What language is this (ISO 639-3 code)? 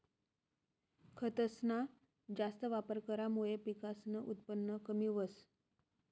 mar